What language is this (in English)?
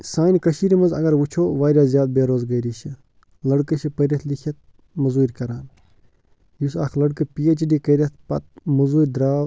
Kashmiri